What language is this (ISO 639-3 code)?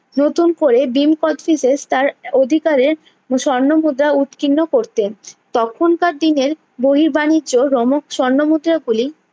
ben